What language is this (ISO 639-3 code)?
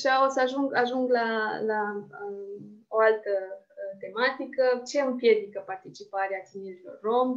ron